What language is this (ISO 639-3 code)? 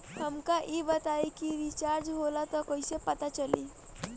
bho